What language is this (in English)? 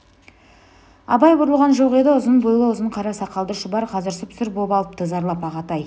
Kazakh